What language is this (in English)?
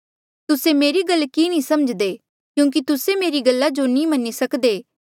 Mandeali